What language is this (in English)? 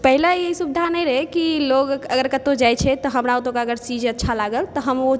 Maithili